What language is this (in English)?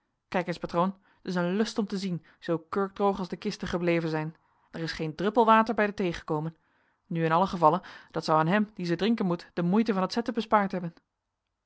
Dutch